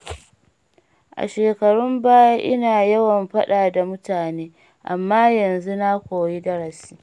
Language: Hausa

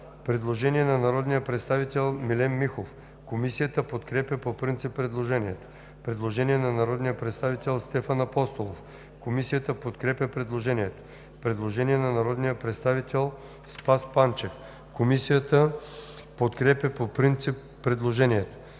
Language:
Bulgarian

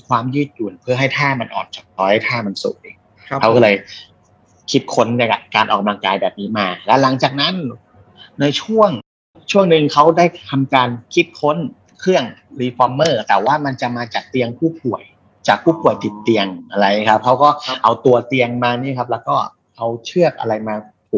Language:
Thai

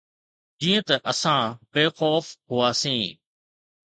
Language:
Sindhi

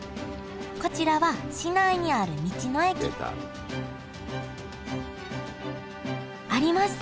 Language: Japanese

